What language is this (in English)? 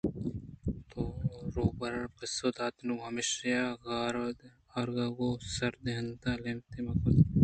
Eastern Balochi